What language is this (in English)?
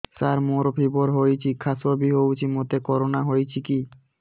Odia